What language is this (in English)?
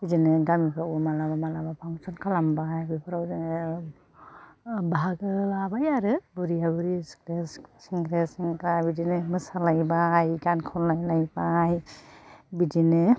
Bodo